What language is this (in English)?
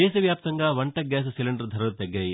Telugu